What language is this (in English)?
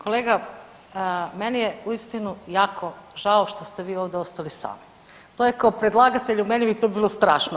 Croatian